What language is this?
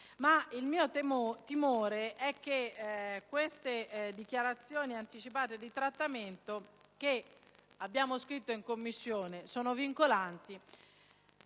Italian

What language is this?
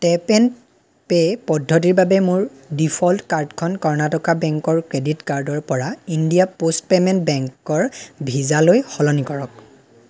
Assamese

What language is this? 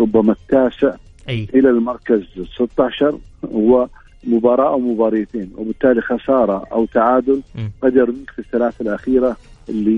Arabic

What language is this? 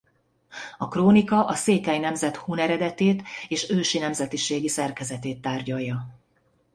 Hungarian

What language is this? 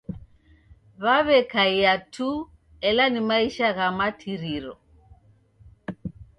Taita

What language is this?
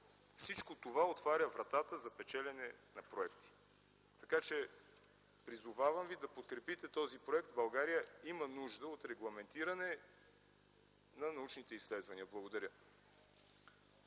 Bulgarian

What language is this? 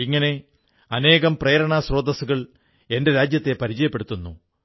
Malayalam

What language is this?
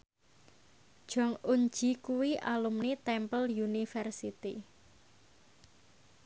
Javanese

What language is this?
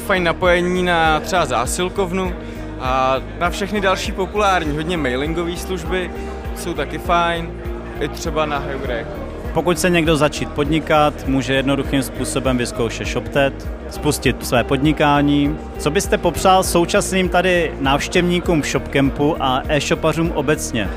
Czech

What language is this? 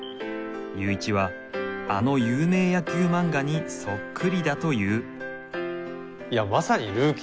Japanese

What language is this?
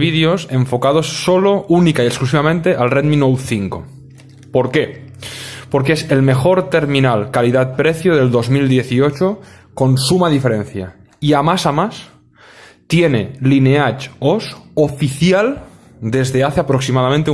Spanish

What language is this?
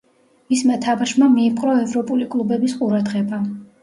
Georgian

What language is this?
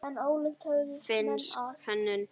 Icelandic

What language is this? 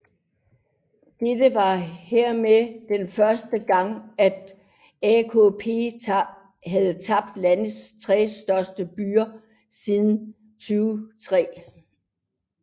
Danish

